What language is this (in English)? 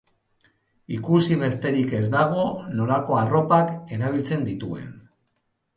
Basque